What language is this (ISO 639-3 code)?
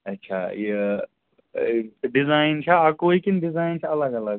kas